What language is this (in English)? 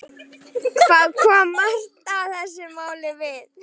Icelandic